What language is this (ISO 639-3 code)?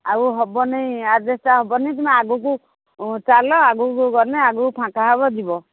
ori